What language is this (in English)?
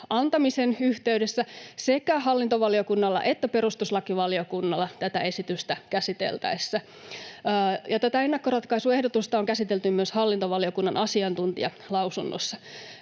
Finnish